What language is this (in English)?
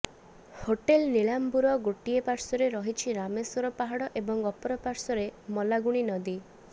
Odia